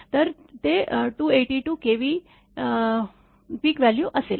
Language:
Marathi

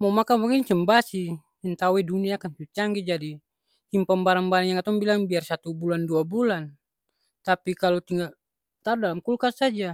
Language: Ambonese Malay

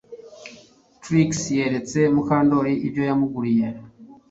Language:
Kinyarwanda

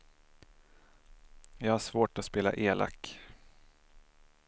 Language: Swedish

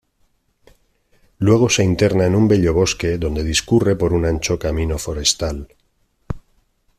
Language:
Spanish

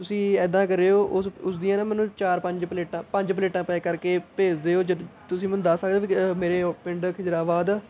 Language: Punjabi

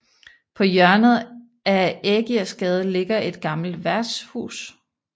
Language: Danish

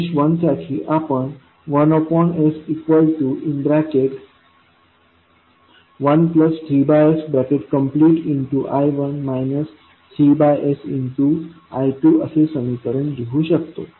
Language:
Marathi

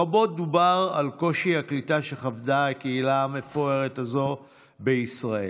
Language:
Hebrew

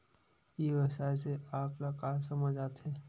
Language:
Chhattisgarhi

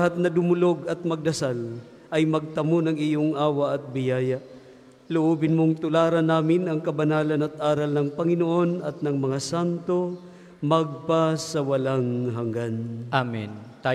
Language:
Filipino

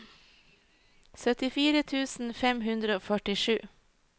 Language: Norwegian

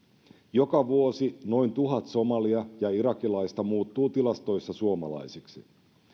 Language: Finnish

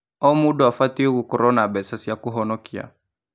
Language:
Kikuyu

